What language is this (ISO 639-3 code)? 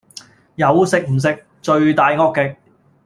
yue